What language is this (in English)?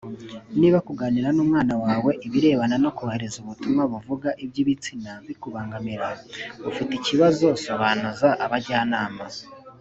Kinyarwanda